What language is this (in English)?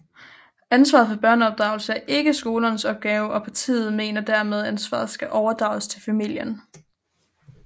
Danish